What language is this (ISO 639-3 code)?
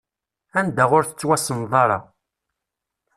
kab